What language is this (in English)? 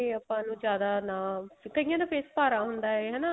Punjabi